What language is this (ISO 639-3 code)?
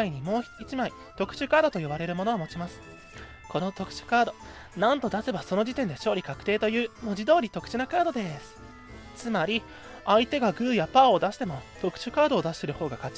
jpn